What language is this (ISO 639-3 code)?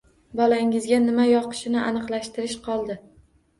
uzb